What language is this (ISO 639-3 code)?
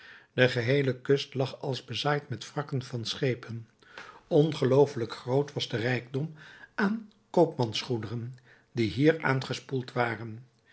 nld